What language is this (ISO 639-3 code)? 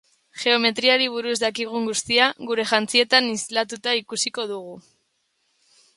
eus